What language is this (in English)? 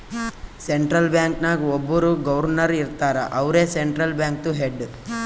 Kannada